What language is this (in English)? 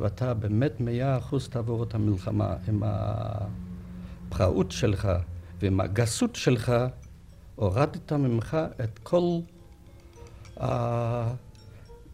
Hebrew